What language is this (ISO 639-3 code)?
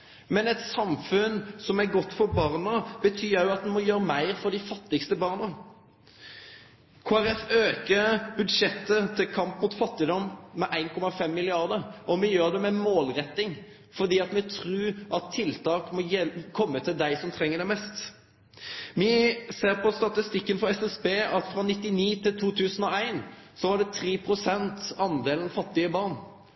nno